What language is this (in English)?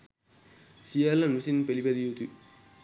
Sinhala